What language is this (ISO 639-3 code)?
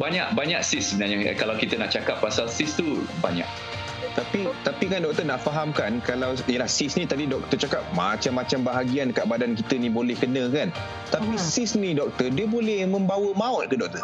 msa